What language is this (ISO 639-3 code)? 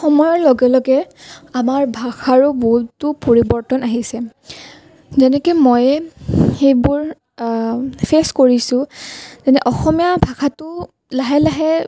asm